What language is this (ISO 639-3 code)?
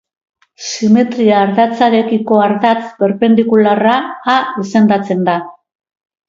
eus